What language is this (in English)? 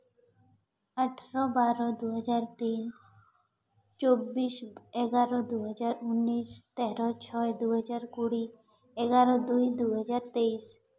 Santali